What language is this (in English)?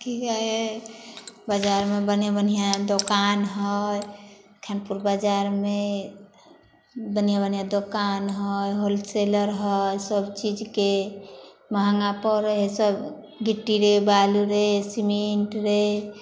Maithili